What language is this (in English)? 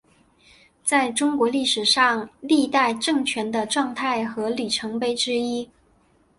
Chinese